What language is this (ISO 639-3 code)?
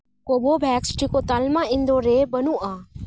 sat